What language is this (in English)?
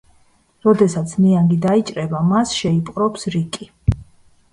Georgian